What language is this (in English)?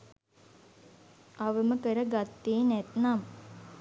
Sinhala